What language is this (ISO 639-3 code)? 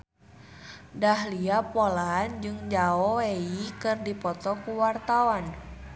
sun